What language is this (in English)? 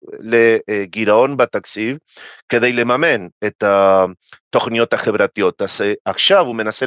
Hebrew